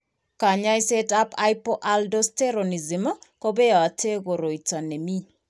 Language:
Kalenjin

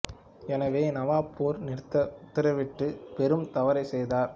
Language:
Tamil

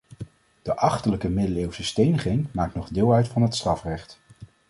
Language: Dutch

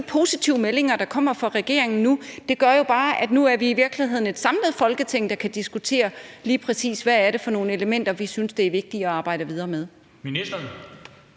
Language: Danish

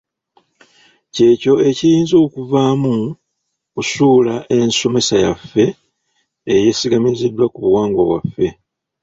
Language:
Ganda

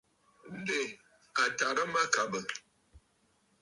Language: Bafut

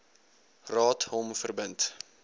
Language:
Afrikaans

